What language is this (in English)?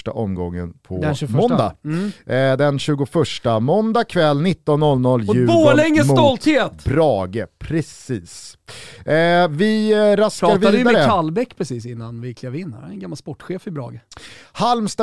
Swedish